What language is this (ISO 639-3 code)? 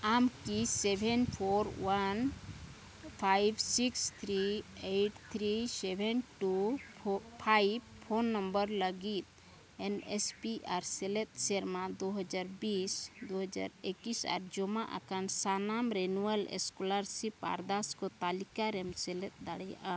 sat